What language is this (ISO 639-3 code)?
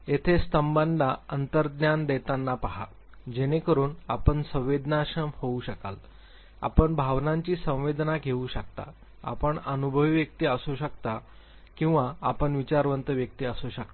mar